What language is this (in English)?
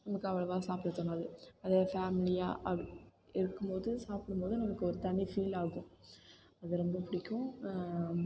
Tamil